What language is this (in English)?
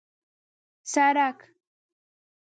Pashto